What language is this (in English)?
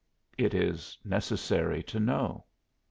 English